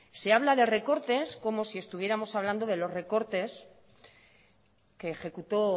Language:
Spanish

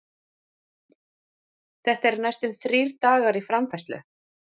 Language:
Icelandic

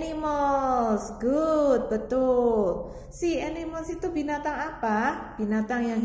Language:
Indonesian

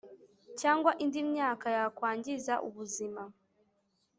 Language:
Kinyarwanda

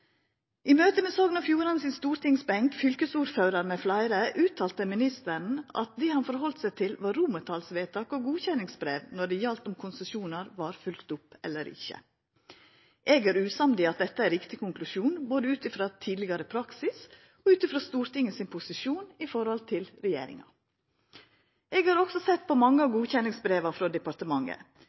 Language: Norwegian Nynorsk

